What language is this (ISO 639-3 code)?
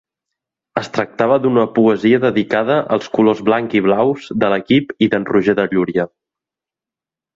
cat